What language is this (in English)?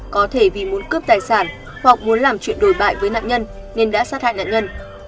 Vietnamese